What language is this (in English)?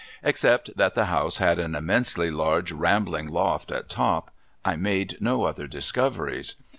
English